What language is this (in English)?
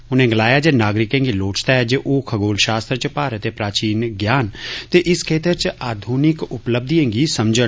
Dogri